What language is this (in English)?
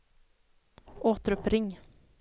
Swedish